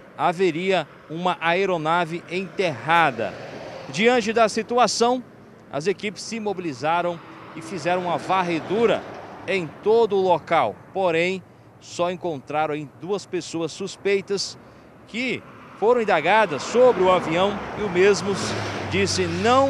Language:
Portuguese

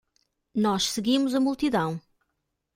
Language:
Portuguese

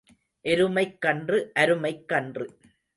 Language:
Tamil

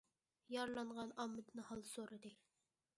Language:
Uyghur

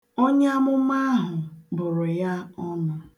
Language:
Igbo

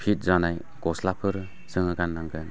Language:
Bodo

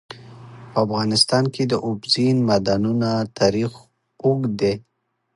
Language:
Pashto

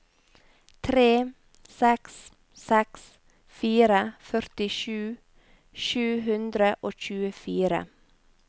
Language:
Norwegian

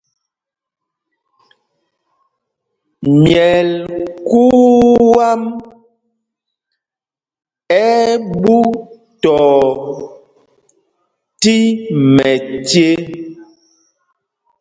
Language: Mpumpong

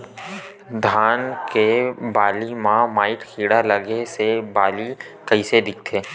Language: Chhattisgarhi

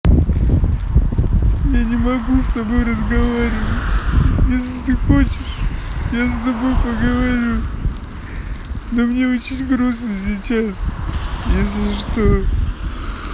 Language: Russian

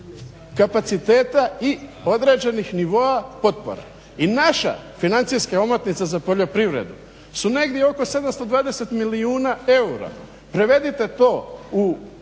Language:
Croatian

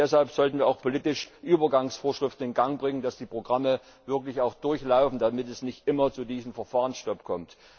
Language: German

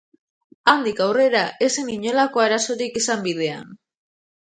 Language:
Basque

